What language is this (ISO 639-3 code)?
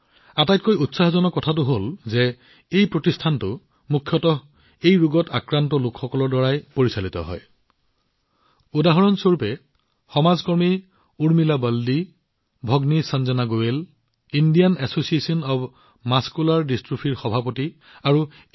asm